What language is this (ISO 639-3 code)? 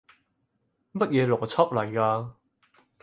yue